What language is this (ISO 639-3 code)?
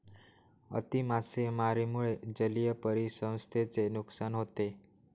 mar